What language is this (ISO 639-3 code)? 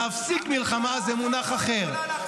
heb